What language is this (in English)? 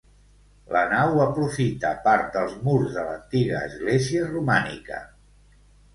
Catalan